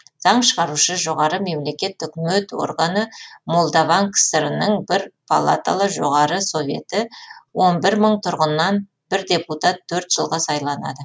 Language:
Kazakh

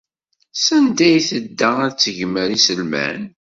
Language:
Kabyle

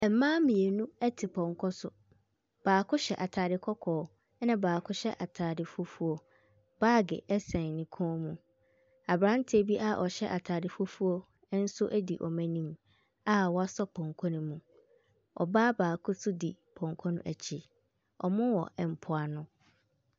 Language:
Akan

